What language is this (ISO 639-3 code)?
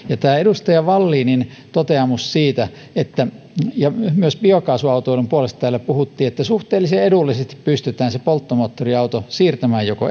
fin